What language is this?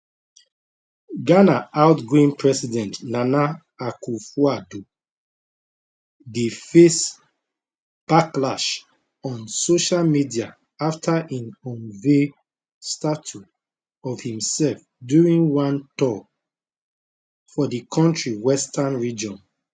Nigerian Pidgin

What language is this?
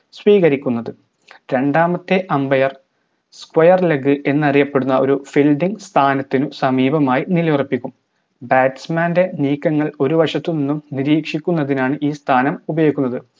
Malayalam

